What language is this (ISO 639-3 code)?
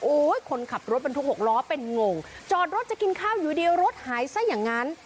tha